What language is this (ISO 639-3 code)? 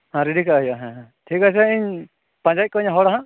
sat